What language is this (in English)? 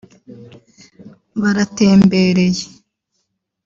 Kinyarwanda